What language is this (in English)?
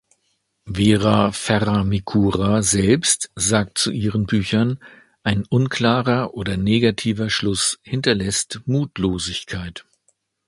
German